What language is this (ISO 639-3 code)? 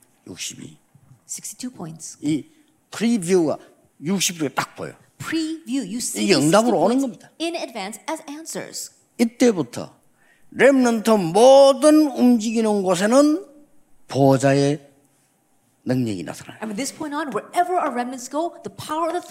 kor